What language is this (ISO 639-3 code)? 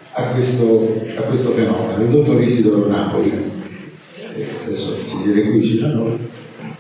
ita